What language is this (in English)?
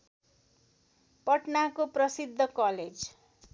Nepali